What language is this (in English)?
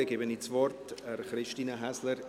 Swiss German